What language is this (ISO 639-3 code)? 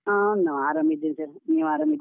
kan